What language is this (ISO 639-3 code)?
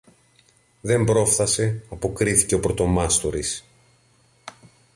ell